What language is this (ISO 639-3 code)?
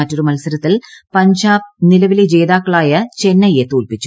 mal